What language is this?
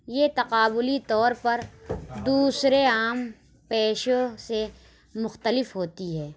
Urdu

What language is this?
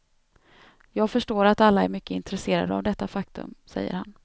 Swedish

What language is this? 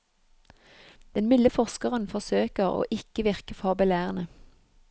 Norwegian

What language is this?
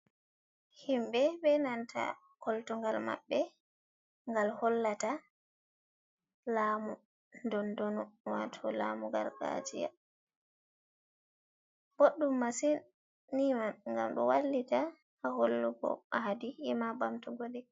Fula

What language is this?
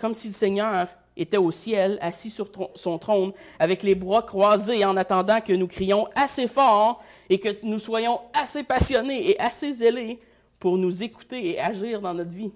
French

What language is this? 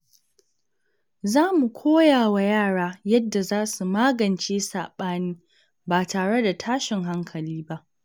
Hausa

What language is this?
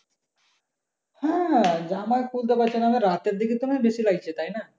Bangla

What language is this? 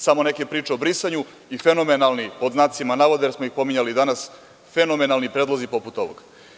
Serbian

